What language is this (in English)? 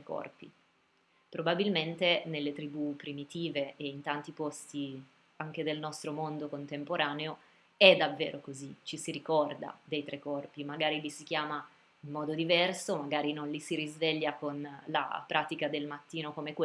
Italian